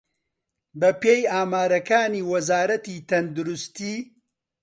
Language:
Central Kurdish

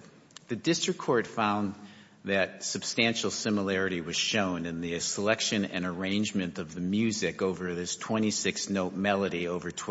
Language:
English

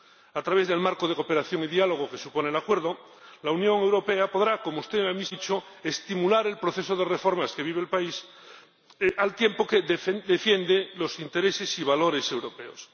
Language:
Spanish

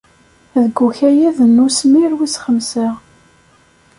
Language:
Kabyle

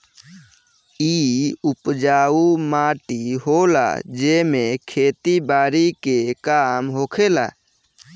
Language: Bhojpuri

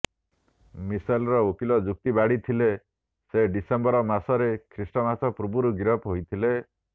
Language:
Odia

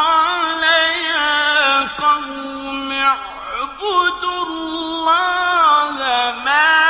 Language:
Arabic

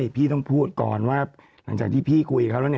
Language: Thai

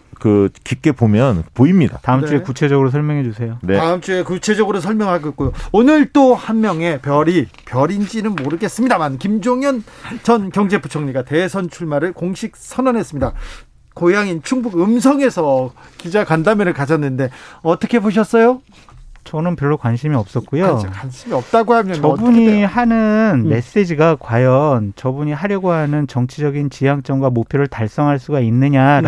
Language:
Korean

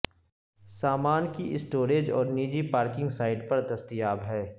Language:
Urdu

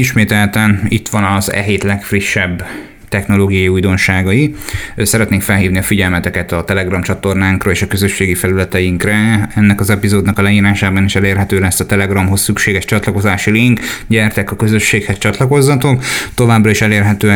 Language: Hungarian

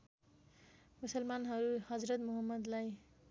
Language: Nepali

